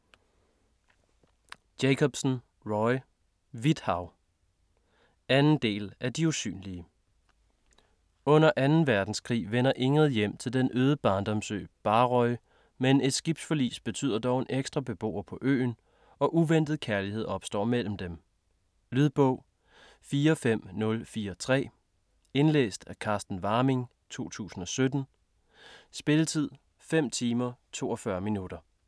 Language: Danish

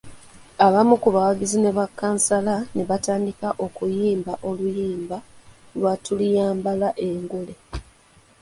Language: Ganda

